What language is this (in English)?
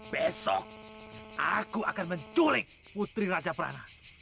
Indonesian